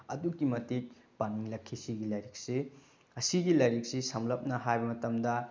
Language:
Manipuri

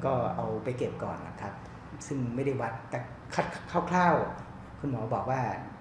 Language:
Thai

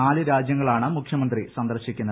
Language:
Malayalam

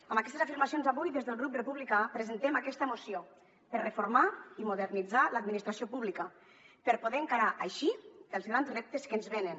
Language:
Catalan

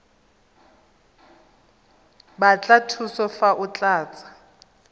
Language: Tswana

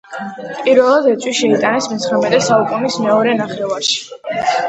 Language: Georgian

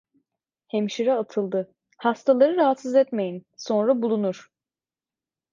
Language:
Turkish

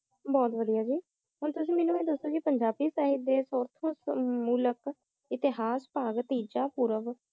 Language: Punjabi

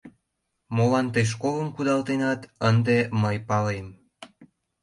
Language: Mari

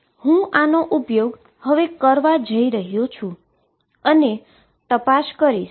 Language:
Gujarati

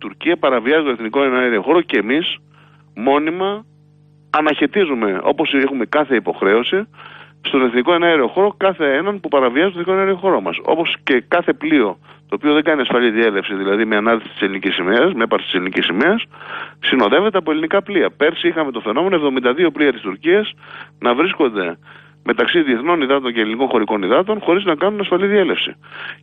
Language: Greek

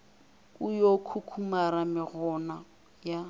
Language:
Northern Sotho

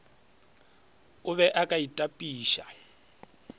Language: Northern Sotho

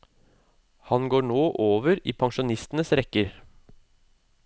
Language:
Norwegian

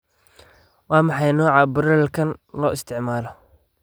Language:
Somali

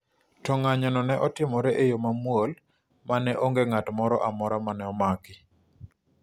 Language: Luo (Kenya and Tanzania)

